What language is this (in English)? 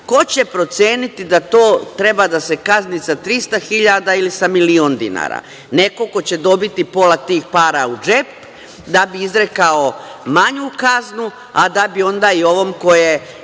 Serbian